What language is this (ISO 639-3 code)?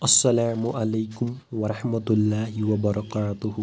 kas